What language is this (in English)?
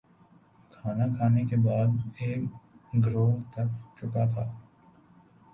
Urdu